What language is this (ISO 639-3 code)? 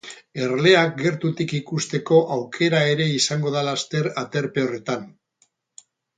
eus